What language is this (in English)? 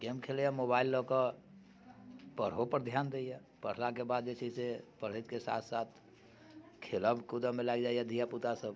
Maithili